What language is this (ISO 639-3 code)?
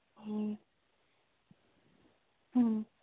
mni